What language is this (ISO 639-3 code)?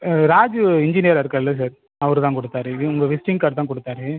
tam